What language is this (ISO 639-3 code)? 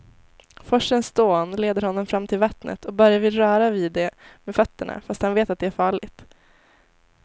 swe